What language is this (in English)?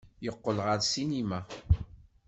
Kabyle